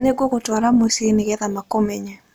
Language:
Kikuyu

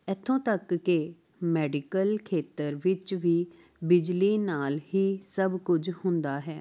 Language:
Punjabi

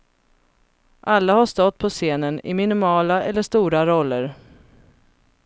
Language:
Swedish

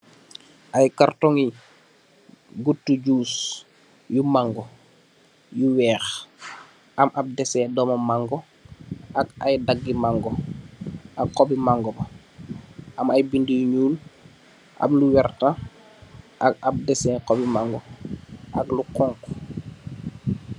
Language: Wolof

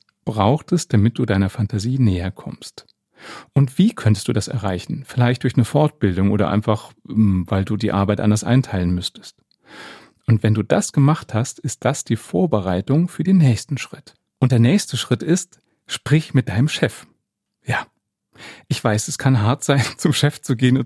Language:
German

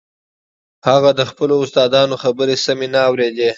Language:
Pashto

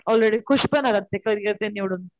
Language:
Marathi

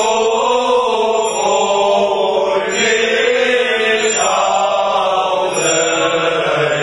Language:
Romanian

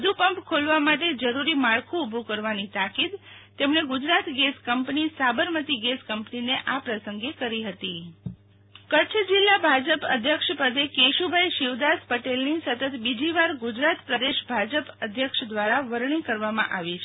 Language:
Gujarati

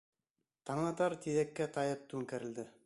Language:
Bashkir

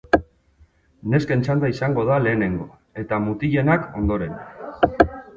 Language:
Basque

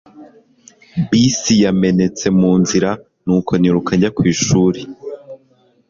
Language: Kinyarwanda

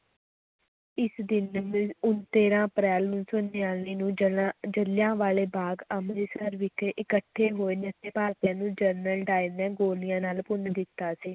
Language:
Punjabi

